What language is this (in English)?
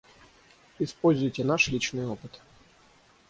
Russian